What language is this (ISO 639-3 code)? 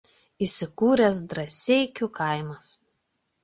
lit